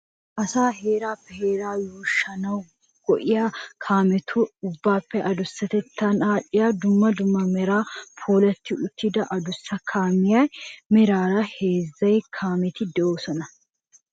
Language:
Wolaytta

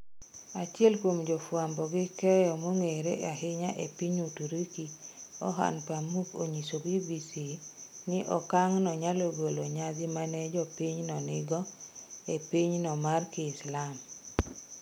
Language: Luo (Kenya and Tanzania)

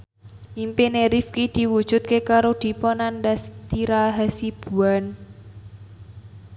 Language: Javanese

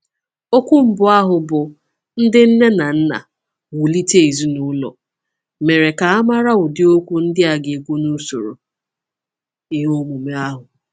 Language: Igbo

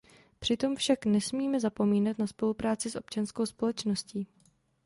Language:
Czech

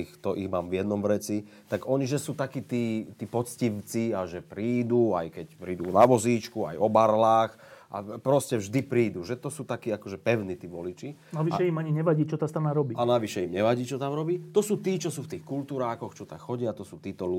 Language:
Slovak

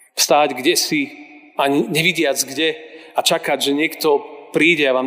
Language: Slovak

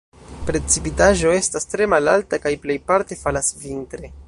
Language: Esperanto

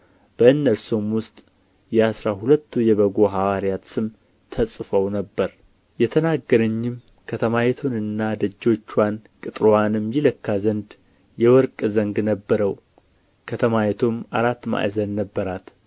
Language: Amharic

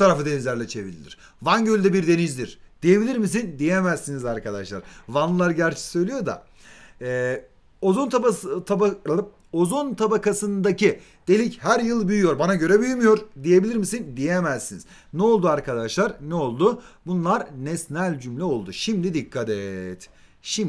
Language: Turkish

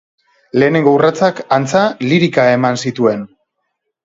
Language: Basque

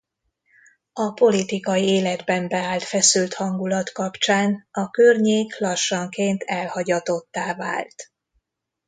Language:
Hungarian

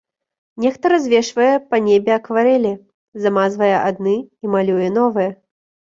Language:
Belarusian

